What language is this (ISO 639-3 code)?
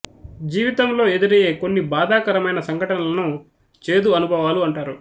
tel